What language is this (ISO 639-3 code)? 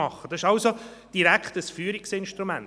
gsw